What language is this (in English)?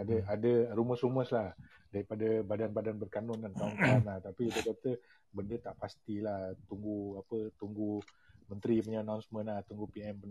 Malay